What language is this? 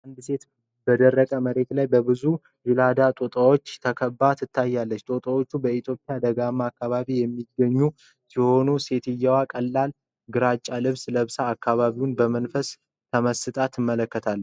Amharic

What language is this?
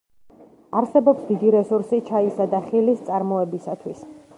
Georgian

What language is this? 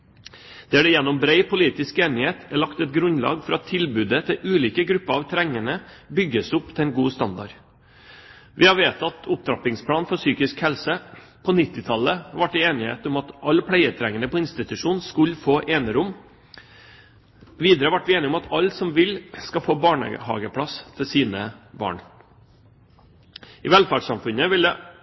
Norwegian Bokmål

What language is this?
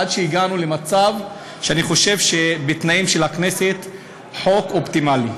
Hebrew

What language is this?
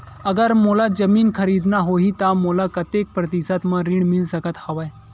Chhattisgarhi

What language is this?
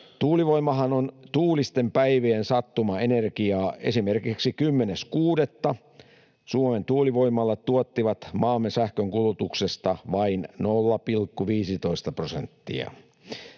Finnish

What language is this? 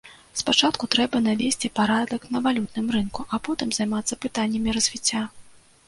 Belarusian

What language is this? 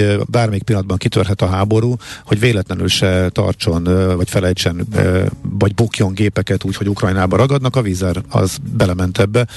Hungarian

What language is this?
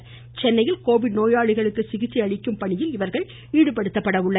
Tamil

